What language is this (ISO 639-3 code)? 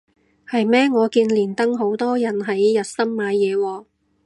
yue